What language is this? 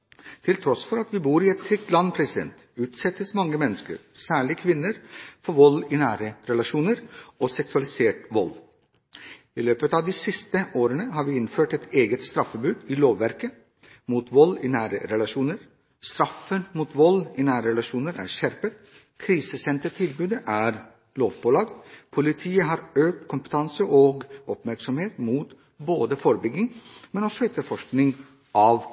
Norwegian Bokmål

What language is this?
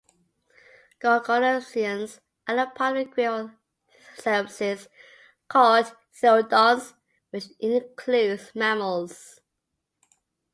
English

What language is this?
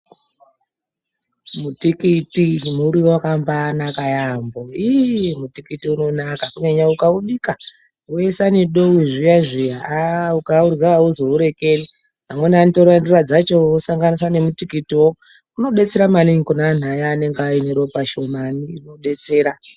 Ndau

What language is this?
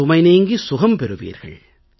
Tamil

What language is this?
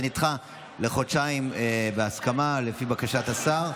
Hebrew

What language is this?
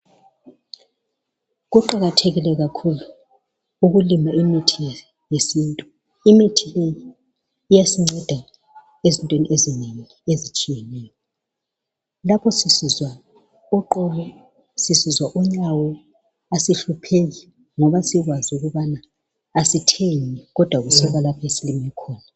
North Ndebele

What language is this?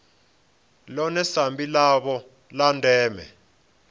Venda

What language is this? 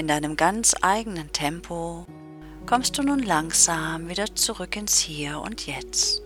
German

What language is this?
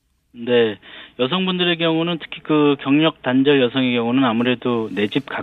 Korean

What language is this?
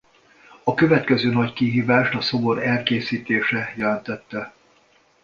Hungarian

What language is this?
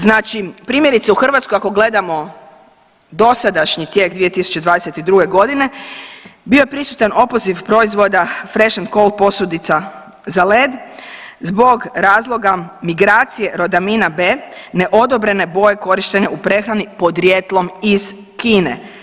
Croatian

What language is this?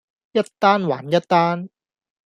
Cantonese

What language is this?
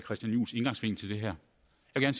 Danish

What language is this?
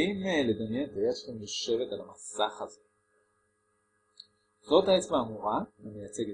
Hebrew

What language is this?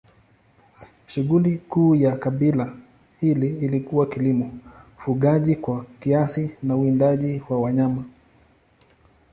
Swahili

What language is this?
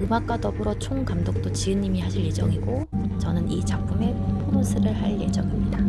Korean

